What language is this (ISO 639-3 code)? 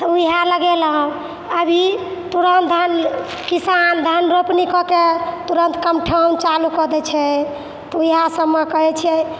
mai